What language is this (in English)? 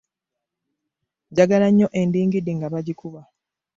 Ganda